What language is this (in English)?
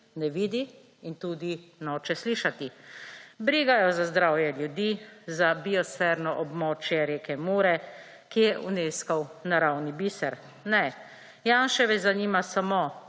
Slovenian